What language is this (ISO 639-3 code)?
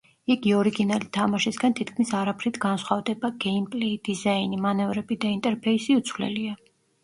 kat